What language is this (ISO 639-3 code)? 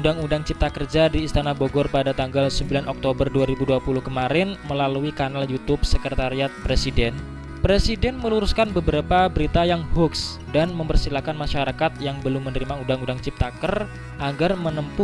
ind